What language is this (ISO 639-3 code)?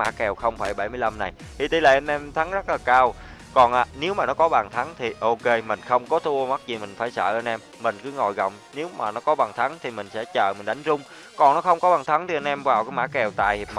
vie